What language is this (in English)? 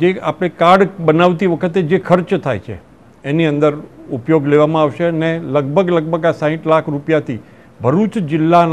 Hindi